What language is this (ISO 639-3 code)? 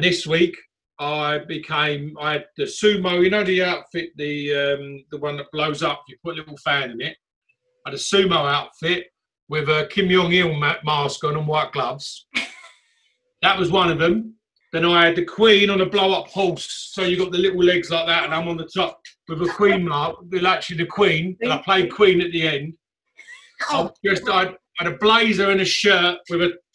eng